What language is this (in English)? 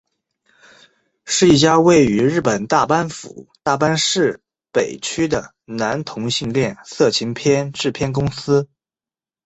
Chinese